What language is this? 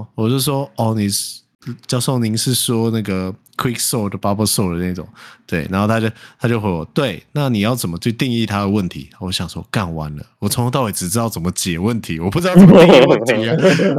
Chinese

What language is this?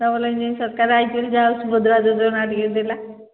Odia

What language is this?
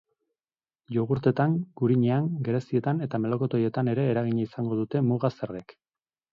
Basque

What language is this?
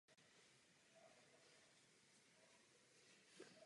Czech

